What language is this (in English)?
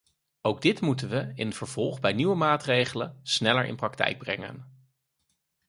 Dutch